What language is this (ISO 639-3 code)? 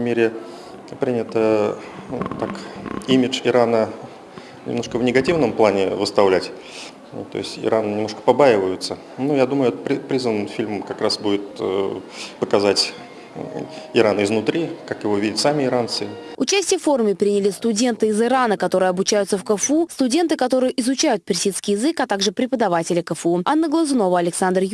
rus